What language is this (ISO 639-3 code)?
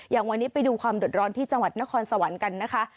tha